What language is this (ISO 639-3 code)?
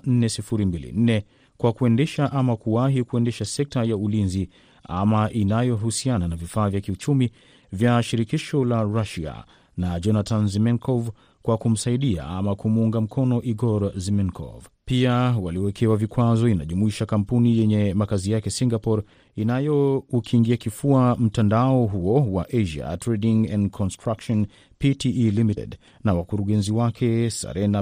swa